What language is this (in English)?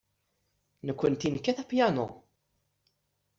Kabyle